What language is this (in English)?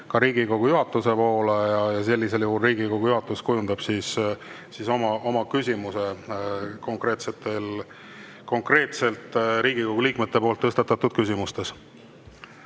Estonian